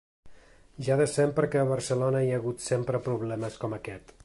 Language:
Catalan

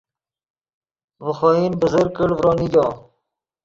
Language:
Yidgha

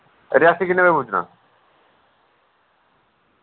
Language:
Dogri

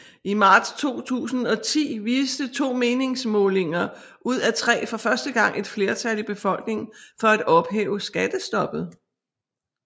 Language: Danish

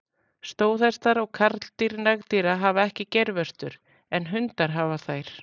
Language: Icelandic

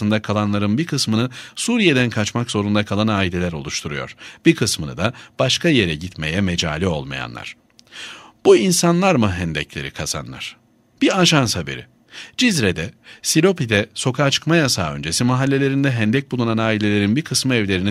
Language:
Turkish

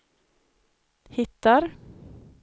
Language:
Swedish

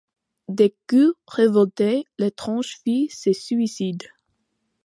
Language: French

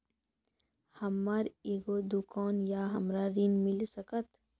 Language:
Maithili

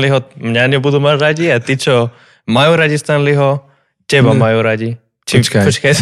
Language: Slovak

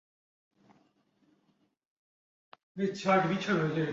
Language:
Urdu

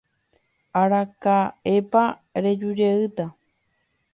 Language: Guarani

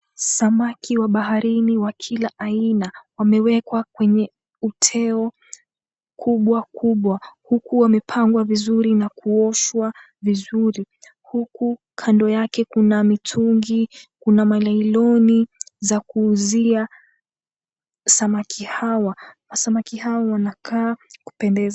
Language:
Swahili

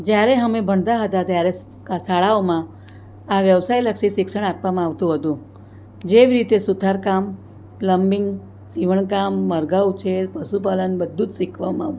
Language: Gujarati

